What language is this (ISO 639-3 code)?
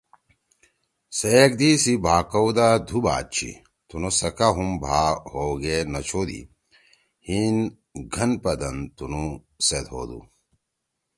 trw